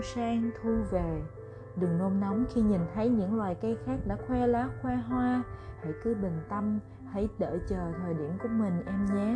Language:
Vietnamese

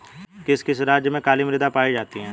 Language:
Hindi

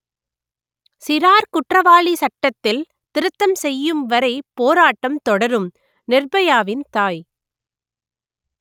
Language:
Tamil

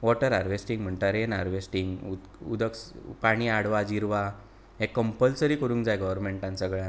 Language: Konkani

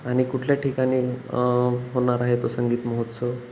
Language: Marathi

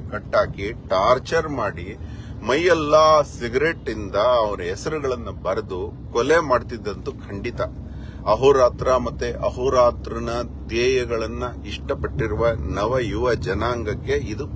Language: Kannada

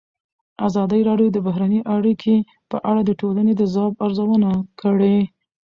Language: Pashto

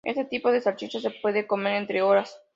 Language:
Spanish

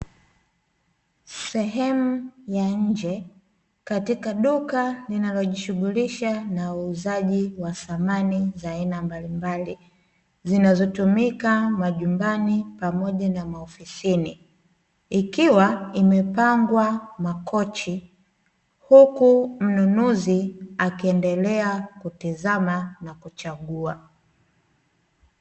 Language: Swahili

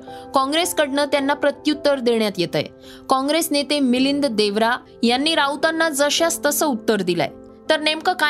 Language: Marathi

